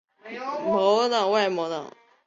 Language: Chinese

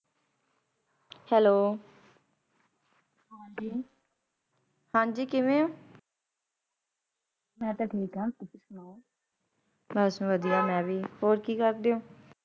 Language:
Punjabi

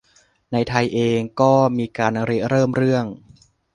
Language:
Thai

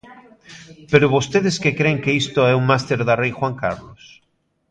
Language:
Galician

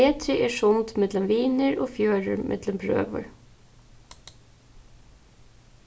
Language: Faroese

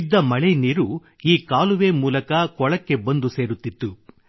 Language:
Kannada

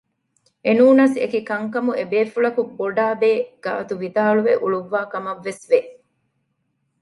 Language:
Divehi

